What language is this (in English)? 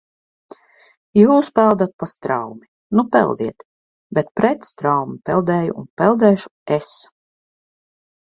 Latvian